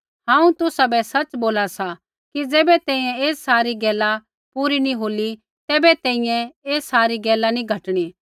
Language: Kullu Pahari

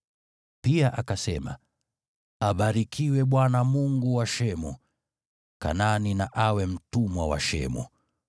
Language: Swahili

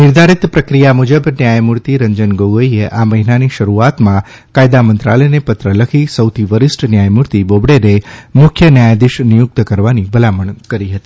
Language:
Gujarati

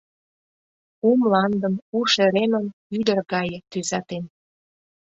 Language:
Mari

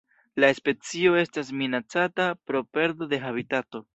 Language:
Esperanto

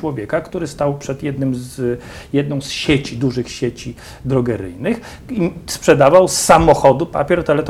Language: Polish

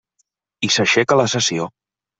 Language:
Catalan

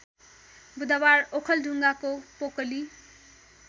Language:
Nepali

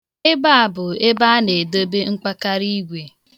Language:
Igbo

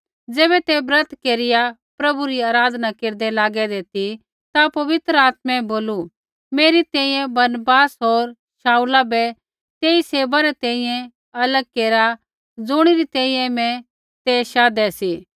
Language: Kullu Pahari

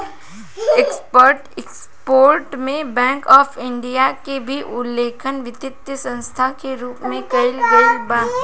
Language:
Bhojpuri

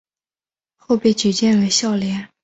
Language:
Chinese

